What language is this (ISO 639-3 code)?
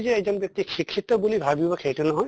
asm